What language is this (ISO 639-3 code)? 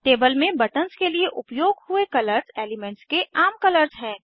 hin